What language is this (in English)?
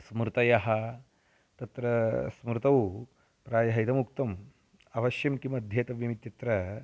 Sanskrit